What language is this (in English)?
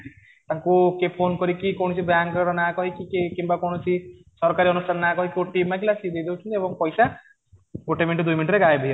Odia